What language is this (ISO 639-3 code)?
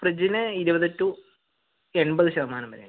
mal